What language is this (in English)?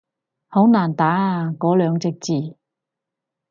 Cantonese